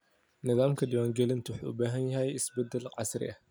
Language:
Somali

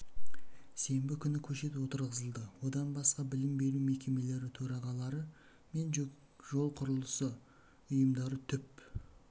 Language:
Kazakh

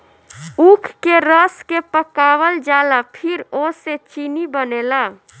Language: Bhojpuri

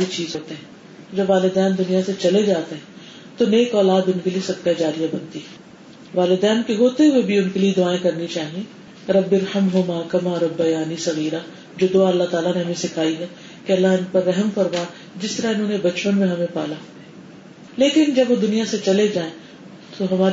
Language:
Urdu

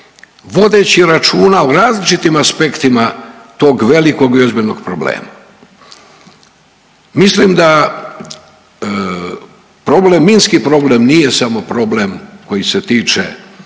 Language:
Croatian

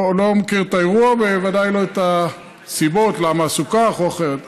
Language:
Hebrew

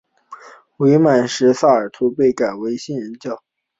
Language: Chinese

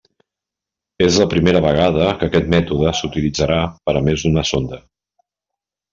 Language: Catalan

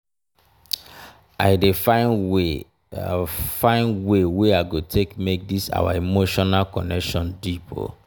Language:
Nigerian Pidgin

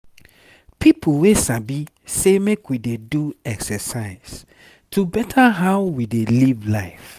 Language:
Nigerian Pidgin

